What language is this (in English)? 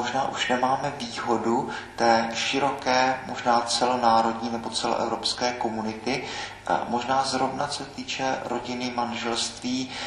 Czech